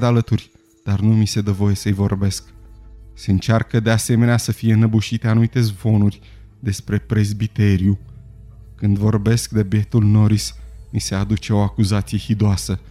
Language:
Romanian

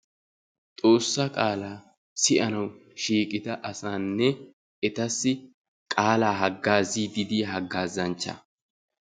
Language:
Wolaytta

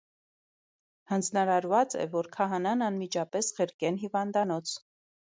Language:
Armenian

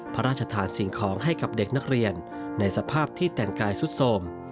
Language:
Thai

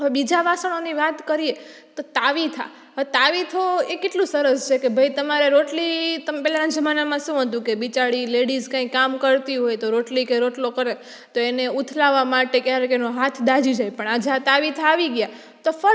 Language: Gujarati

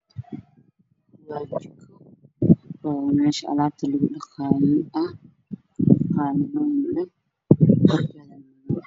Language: Somali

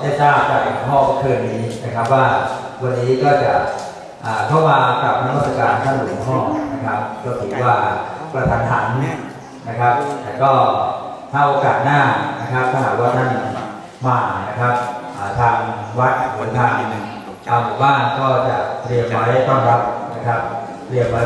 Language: Thai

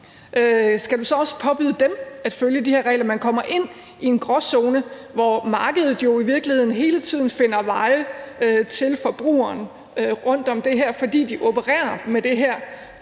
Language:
Danish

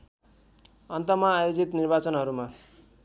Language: Nepali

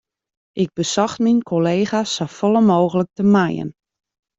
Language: Western Frisian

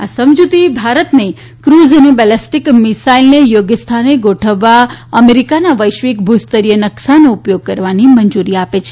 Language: Gujarati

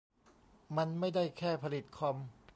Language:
Thai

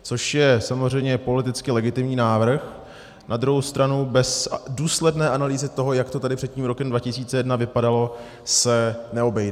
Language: Czech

